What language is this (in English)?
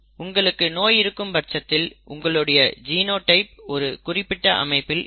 Tamil